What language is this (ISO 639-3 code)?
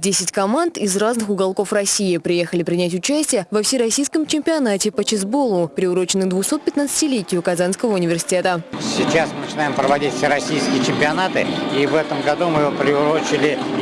rus